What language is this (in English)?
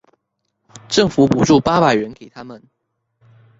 Chinese